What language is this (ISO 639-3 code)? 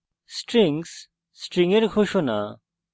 ben